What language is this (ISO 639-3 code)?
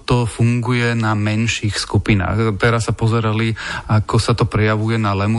slk